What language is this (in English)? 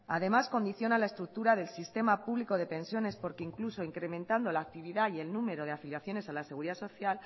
Spanish